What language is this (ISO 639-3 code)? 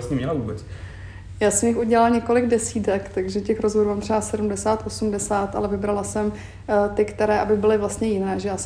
ces